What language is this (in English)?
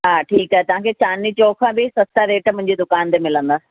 Sindhi